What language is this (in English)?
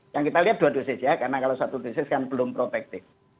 Indonesian